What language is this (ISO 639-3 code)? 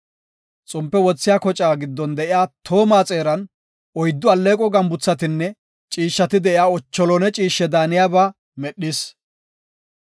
gof